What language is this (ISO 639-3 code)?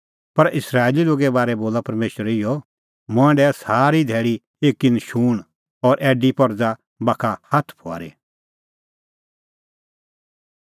kfx